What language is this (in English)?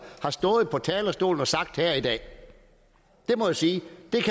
Danish